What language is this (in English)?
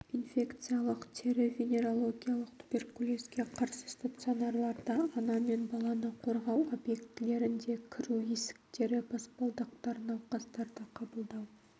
Kazakh